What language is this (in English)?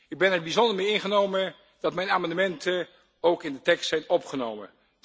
Dutch